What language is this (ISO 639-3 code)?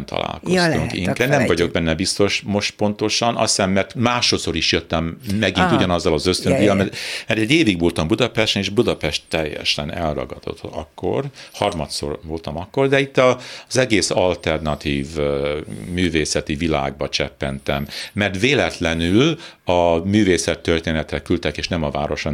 hun